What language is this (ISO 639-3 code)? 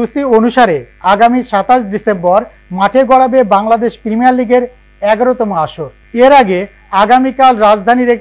hin